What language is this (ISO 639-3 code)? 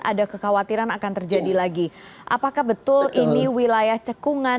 ind